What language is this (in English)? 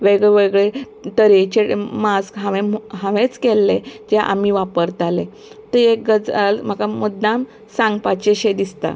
Konkani